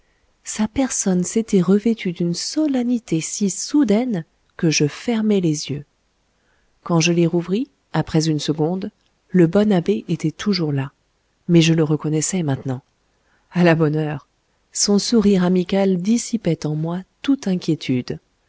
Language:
French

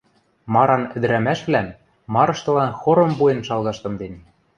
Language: Western Mari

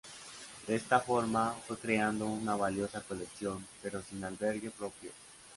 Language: Spanish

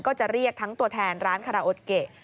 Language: Thai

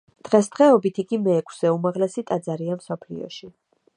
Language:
Georgian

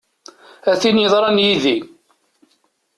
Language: Kabyle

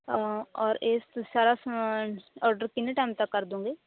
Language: Punjabi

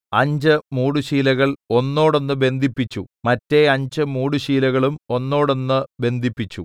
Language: Malayalam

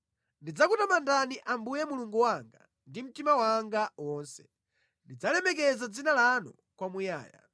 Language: Nyanja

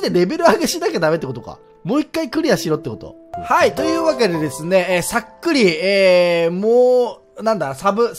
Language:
Japanese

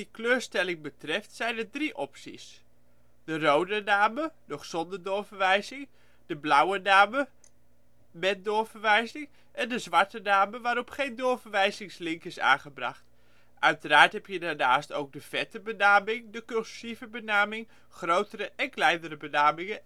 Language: Dutch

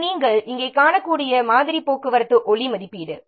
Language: Tamil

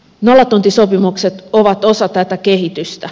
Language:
Finnish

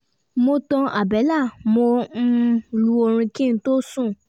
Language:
Yoruba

